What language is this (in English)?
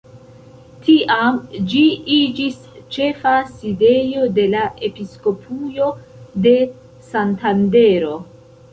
Esperanto